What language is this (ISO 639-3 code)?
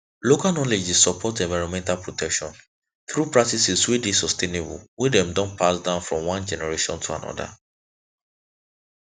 pcm